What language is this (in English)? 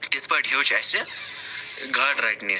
Kashmiri